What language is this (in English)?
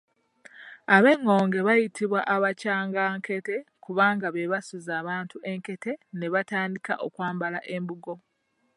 Ganda